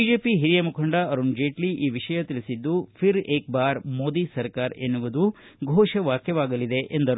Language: Kannada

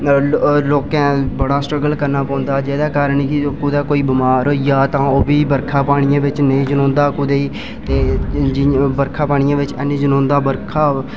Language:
Dogri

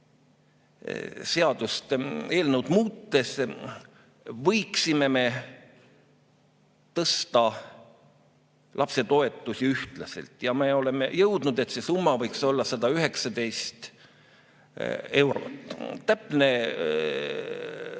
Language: Estonian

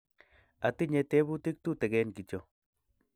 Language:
Kalenjin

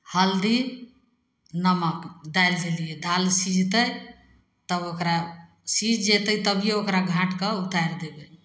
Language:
Maithili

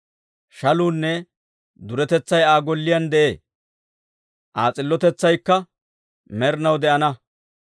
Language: Dawro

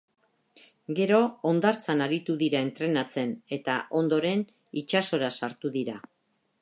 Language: Basque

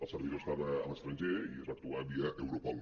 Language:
Catalan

